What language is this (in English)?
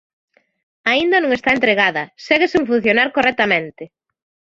Galician